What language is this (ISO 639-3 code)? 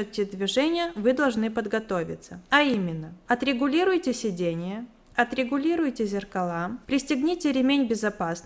rus